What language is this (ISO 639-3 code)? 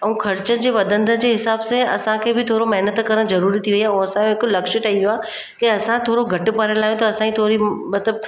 snd